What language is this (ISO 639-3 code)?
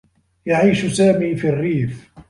ara